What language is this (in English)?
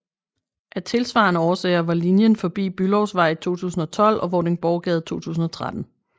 Danish